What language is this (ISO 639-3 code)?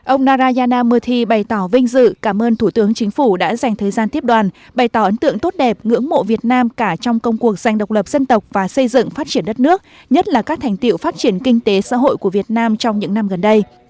vie